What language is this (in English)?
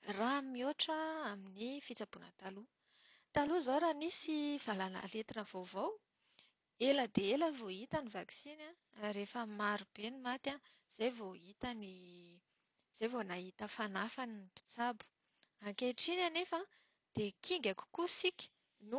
Malagasy